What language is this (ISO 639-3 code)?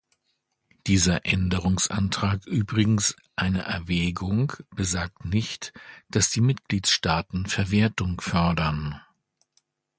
deu